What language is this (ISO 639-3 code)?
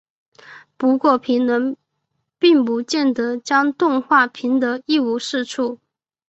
zho